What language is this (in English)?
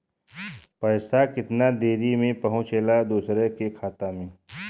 Bhojpuri